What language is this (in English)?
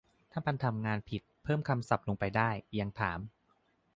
Thai